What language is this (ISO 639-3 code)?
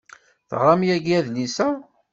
kab